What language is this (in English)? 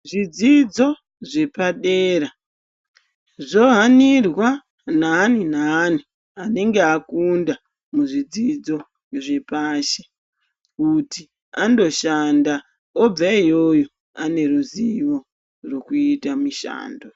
Ndau